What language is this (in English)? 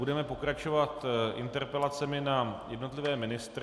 Czech